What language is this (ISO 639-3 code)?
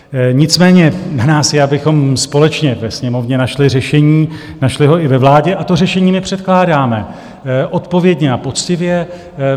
ces